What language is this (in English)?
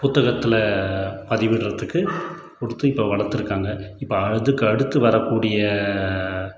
Tamil